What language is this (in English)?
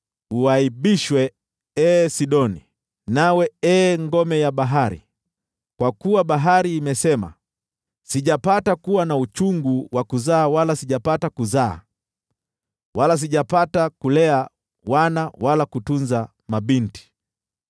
Swahili